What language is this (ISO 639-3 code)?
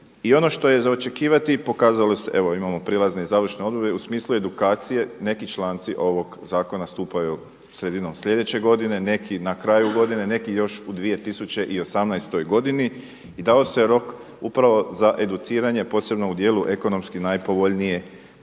hrv